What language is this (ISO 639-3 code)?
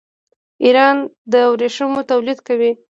pus